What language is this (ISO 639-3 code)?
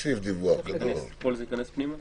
heb